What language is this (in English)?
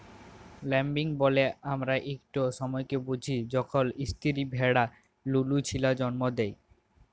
Bangla